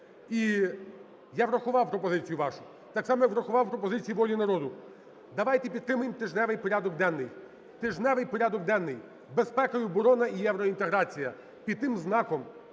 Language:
Ukrainian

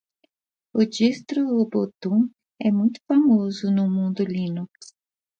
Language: Portuguese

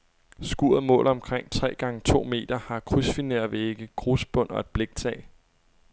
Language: Danish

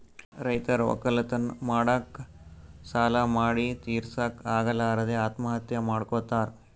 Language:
Kannada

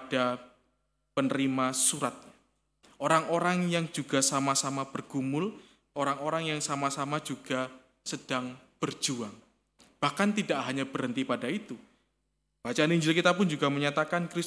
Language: Indonesian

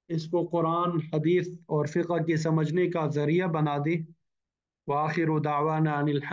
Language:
Arabic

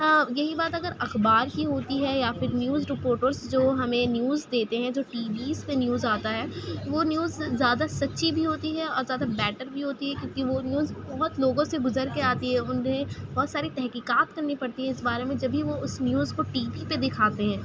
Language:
Urdu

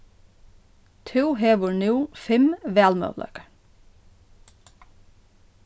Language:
Faroese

